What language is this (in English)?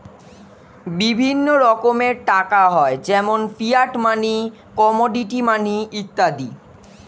Bangla